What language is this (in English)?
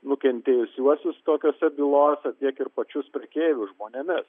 Lithuanian